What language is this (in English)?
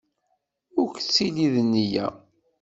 Kabyle